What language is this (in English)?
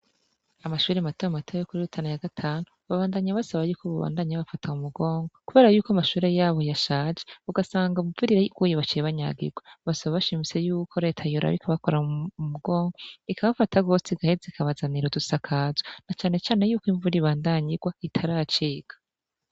Rundi